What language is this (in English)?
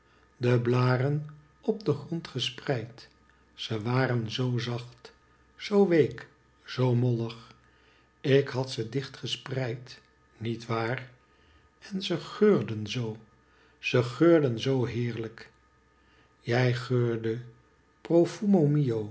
Dutch